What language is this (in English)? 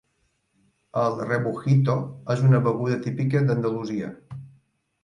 Catalan